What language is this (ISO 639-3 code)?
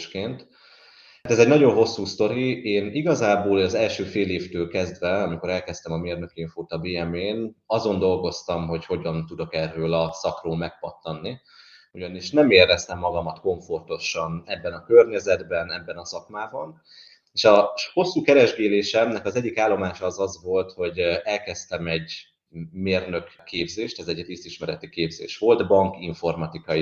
hun